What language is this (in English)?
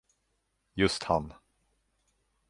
Swedish